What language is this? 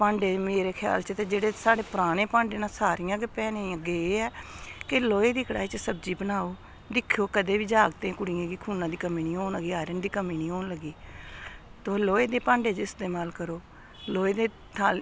Dogri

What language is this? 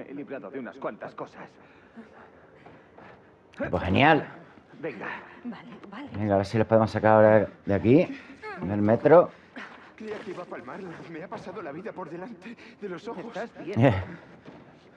Spanish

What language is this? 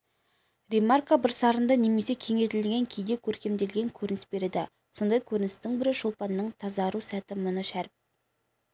Kazakh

